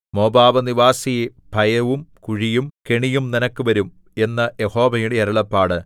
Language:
Malayalam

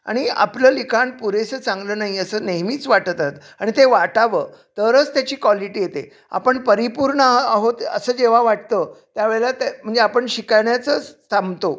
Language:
Marathi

